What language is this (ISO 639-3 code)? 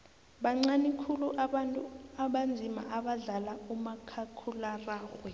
nbl